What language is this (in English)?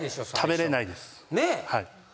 Japanese